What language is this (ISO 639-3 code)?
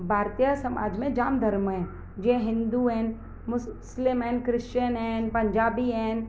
snd